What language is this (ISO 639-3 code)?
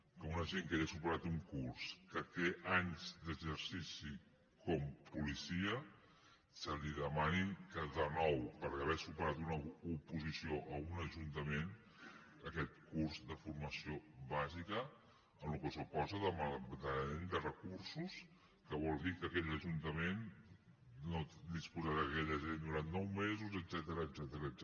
cat